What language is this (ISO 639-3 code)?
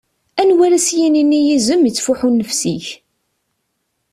kab